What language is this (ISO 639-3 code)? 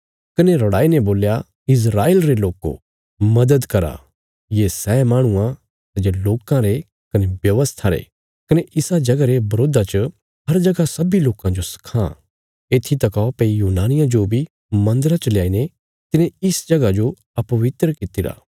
kfs